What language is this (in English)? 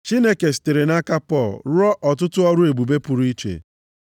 Igbo